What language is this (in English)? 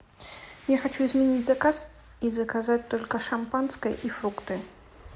Russian